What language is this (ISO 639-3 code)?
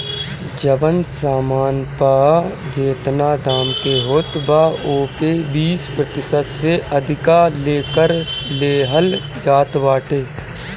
bho